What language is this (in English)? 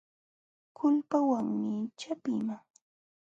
Jauja Wanca Quechua